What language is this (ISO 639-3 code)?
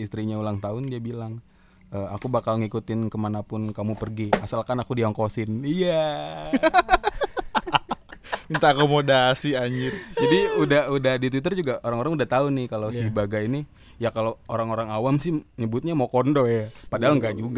ind